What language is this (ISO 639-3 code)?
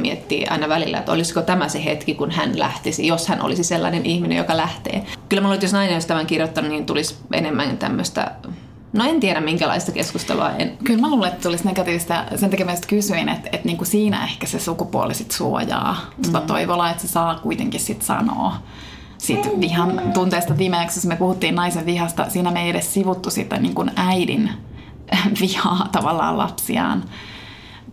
fin